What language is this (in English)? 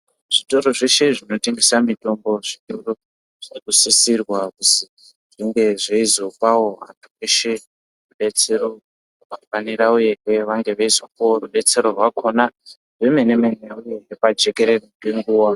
Ndau